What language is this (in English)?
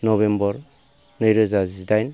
Bodo